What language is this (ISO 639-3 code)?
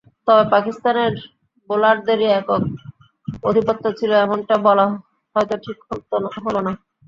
ben